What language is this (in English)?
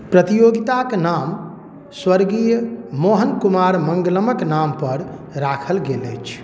Maithili